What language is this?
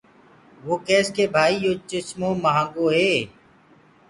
Gurgula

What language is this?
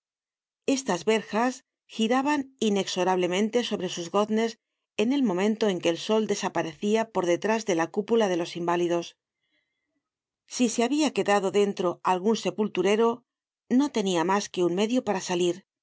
Spanish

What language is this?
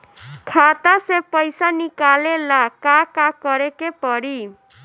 Bhojpuri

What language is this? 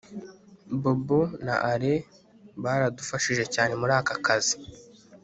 Kinyarwanda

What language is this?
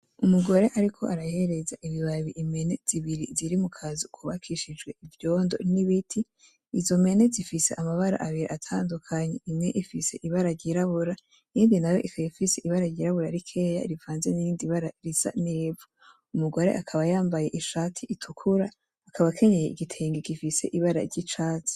Rundi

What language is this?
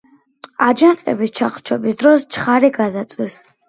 Georgian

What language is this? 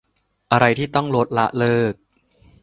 Thai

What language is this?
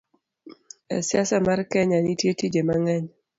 Luo (Kenya and Tanzania)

